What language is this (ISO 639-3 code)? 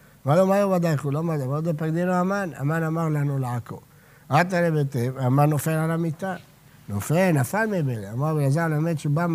heb